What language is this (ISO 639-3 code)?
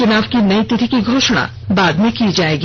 hin